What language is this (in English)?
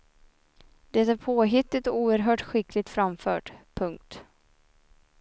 Swedish